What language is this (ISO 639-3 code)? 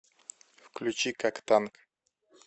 rus